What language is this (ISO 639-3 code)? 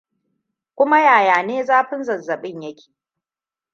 hau